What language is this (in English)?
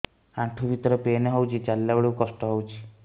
Odia